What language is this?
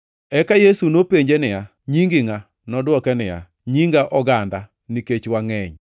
Luo (Kenya and Tanzania)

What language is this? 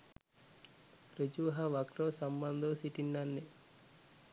Sinhala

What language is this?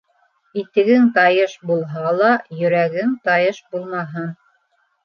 Bashkir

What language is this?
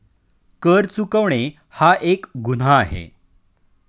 Marathi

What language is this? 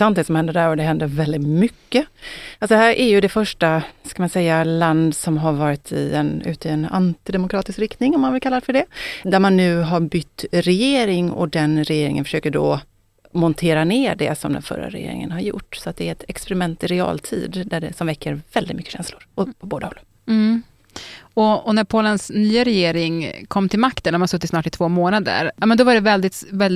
Swedish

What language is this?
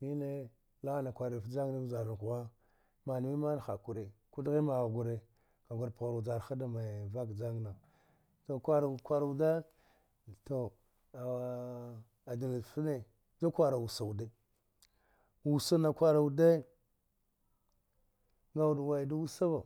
Dghwede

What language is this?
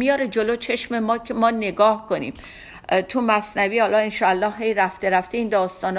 Persian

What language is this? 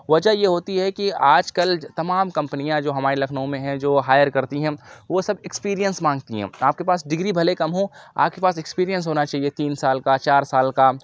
Urdu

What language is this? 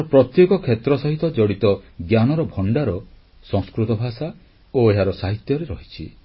Odia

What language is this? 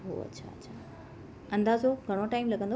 Sindhi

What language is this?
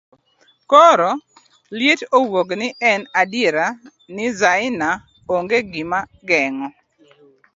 Luo (Kenya and Tanzania)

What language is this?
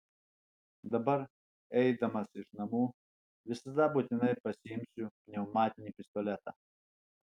Lithuanian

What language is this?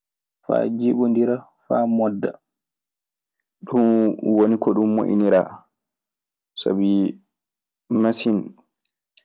Maasina Fulfulde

